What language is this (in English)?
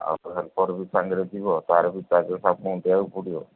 Odia